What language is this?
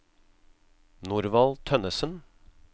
Norwegian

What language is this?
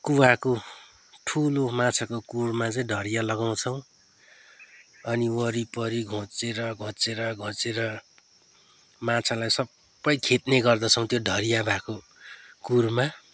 Nepali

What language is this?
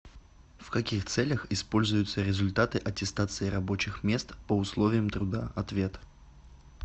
Russian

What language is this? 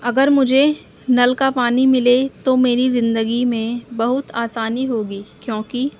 Urdu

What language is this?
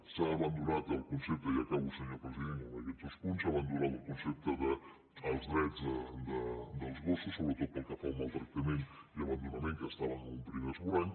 Catalan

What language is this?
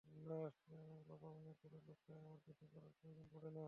Bangla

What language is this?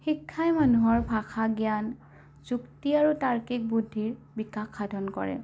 Assamese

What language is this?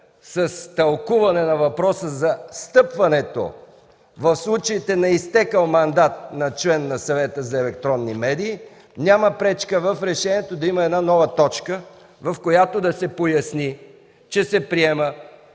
Bulgarian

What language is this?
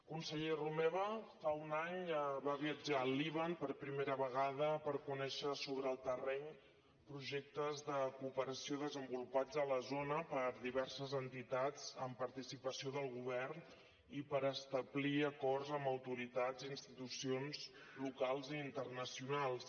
Catalan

